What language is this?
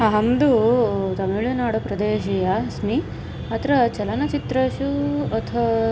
Sanskrit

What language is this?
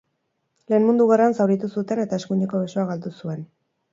Basque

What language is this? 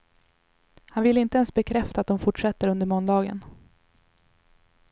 Swedish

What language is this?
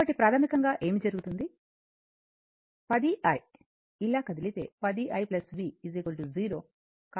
Telugu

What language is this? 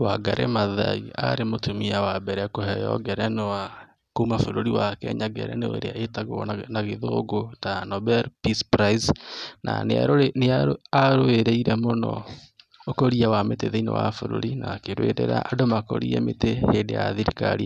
Kikuyu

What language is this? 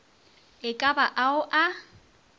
Northern Sotho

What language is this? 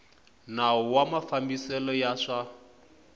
Tsonga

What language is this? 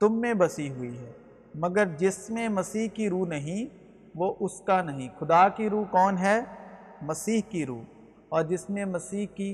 Urdu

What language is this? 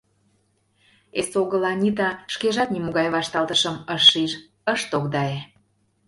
Mari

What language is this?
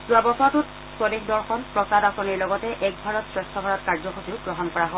Assamese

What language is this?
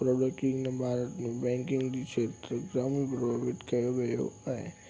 Sindhi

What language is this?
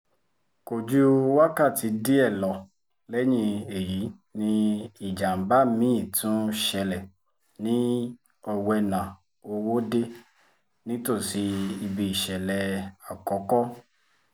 Yoruba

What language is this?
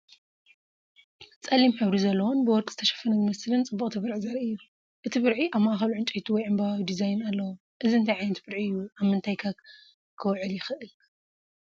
Tigrinya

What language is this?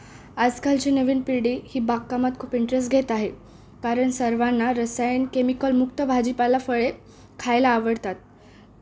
Marathi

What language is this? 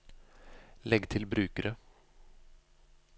Norwegian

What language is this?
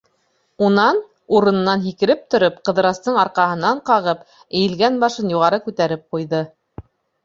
Bashkir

